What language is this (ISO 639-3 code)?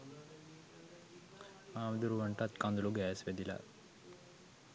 sin